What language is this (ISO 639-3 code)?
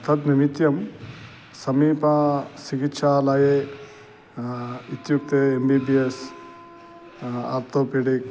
san